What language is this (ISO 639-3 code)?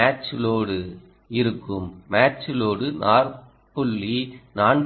tam